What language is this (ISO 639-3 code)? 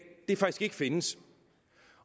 dan